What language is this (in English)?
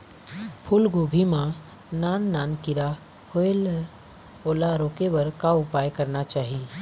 Chhattisgarhi